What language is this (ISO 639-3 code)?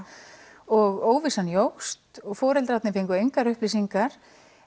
isl